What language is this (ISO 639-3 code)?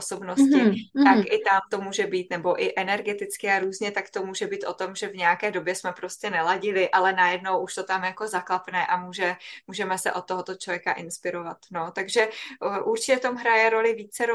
ces